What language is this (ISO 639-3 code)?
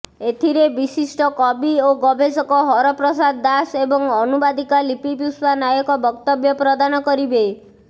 ori